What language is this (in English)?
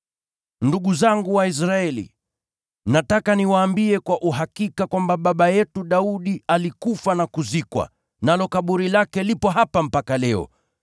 Swahili